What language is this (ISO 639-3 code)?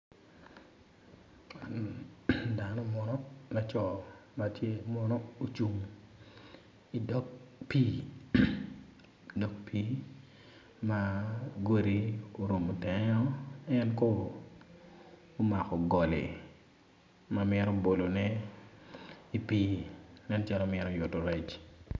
ach